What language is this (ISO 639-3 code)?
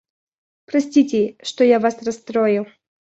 rus